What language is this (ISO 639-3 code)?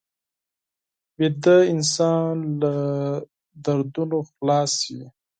pus